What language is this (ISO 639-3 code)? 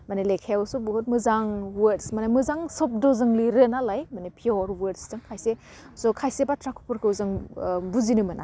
brx